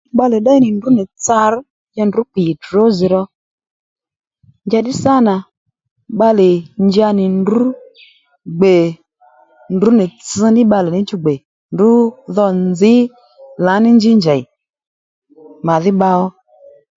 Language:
Lendu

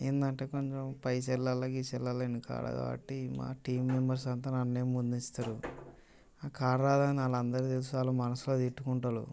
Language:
Telugu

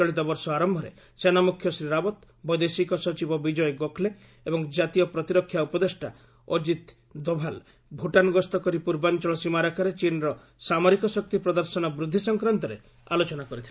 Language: Odia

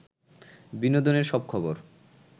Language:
Bangla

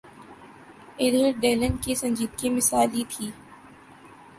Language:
Urdu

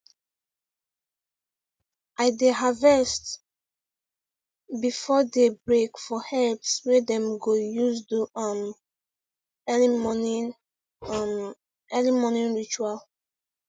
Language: Nigerian Pidgin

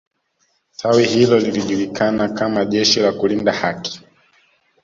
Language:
Swahili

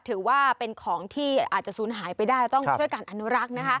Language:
Thai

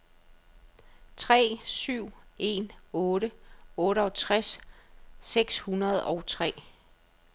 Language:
Danish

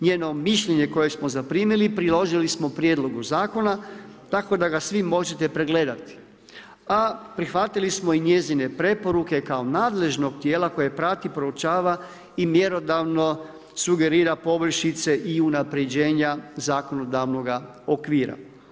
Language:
Croatian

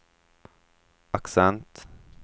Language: Swedish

